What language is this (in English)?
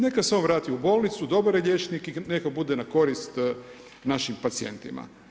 Croatian